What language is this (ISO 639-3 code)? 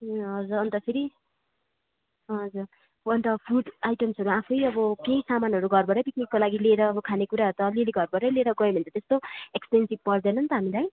nep